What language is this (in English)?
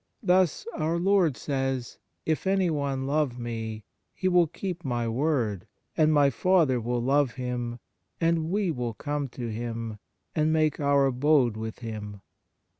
English